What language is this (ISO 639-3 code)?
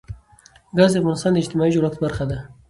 pus